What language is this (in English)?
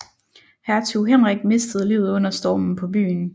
Danish